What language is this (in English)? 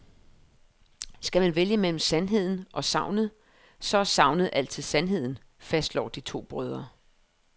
Danish